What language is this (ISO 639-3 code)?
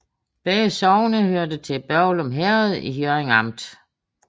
dan